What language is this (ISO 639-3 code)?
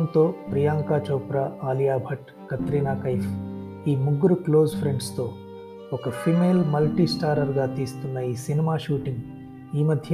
tel